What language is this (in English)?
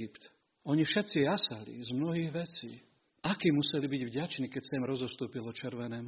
Slovak